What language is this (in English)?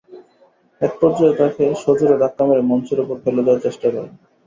Bangla